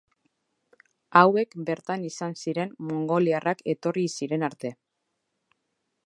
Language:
Basque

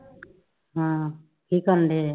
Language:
Punjabi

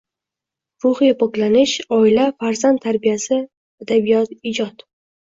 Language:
Uzbek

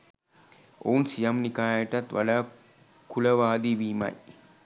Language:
Sinhala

